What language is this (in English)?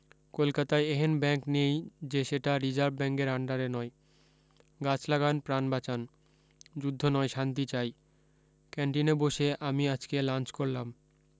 Bangla